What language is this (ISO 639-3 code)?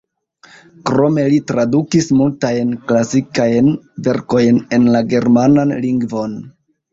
epo